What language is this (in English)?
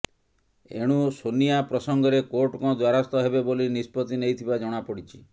Odia